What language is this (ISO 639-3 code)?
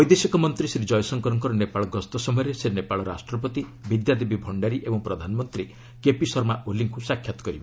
ori